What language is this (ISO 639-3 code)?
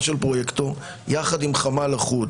heb